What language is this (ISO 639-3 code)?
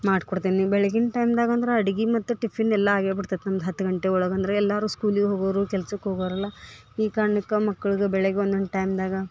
kan